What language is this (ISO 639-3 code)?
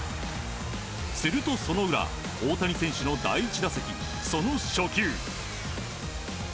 jpn